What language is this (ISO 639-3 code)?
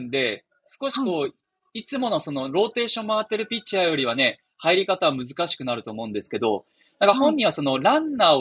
jpn